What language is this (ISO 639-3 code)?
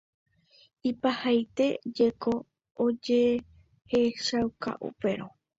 grn